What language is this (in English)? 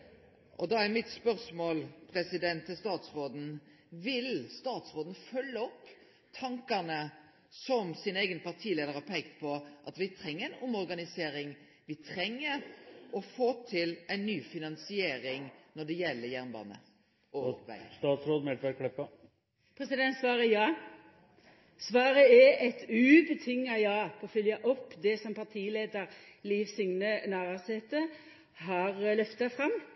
Norwegian Nynorsk